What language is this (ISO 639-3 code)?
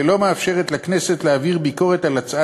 heb